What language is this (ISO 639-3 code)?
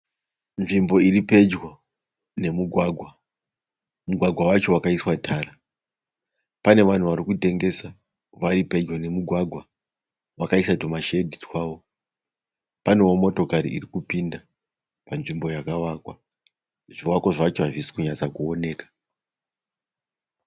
sna